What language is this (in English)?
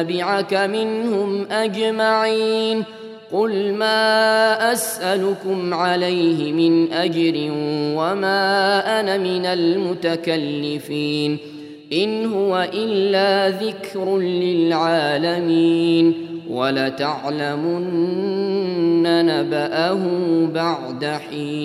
Arabic